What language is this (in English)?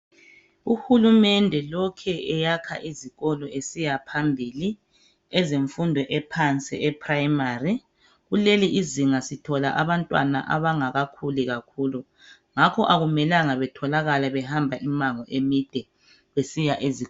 North Ndebele